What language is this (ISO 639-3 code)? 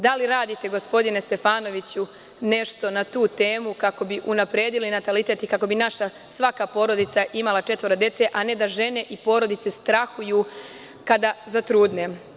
srp